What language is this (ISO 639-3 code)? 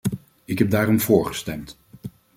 nld